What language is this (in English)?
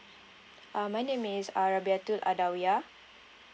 English